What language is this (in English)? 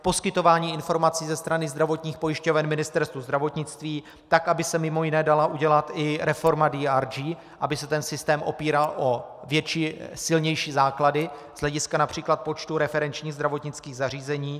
Czech